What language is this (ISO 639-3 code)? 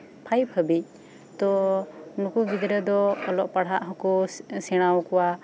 sat